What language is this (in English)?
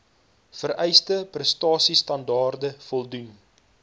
Afrikaans